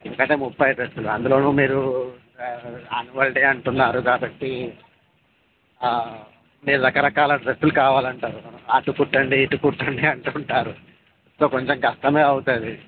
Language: Telugu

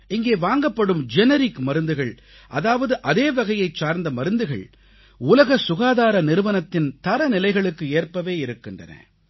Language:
Tamil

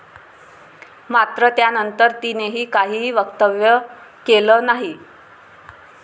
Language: Marathi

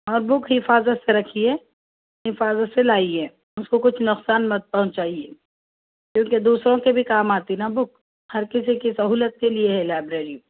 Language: Urdu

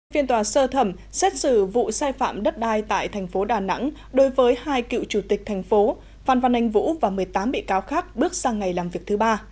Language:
Vietnamese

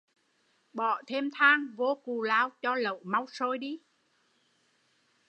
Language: Vietnamese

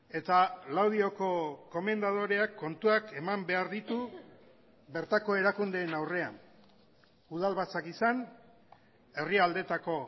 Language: Basque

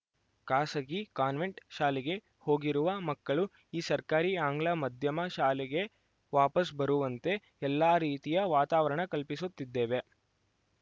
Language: Kannada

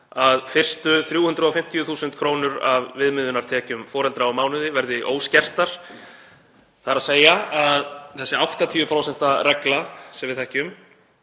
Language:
Icelandic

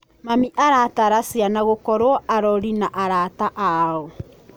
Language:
Kikuyu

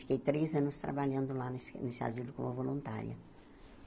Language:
Portuguese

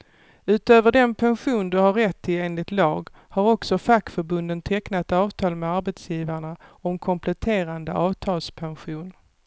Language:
Swedish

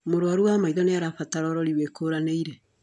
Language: Kikuyu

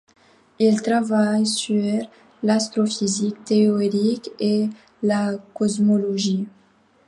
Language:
French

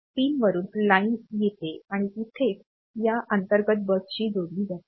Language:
Marathi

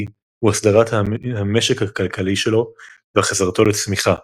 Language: Hebrew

